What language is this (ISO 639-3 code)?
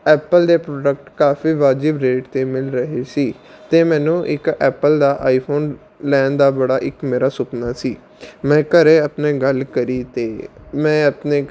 pan